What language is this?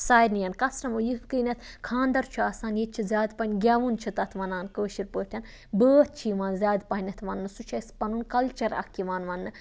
Kashmiri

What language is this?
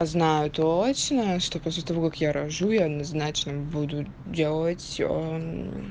Russian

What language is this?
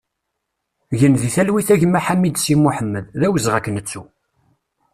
Kabyle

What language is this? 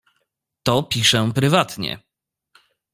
Polish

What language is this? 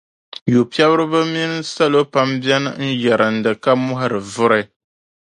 Dagbani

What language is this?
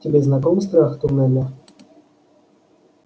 Russian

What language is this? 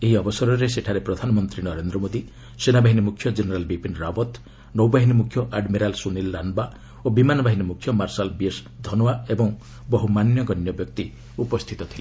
Odia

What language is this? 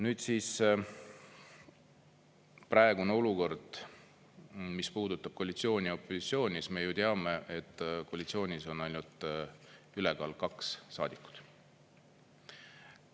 Estonian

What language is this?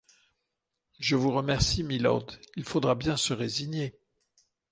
French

